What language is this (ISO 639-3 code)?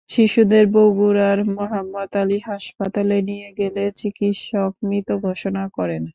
ben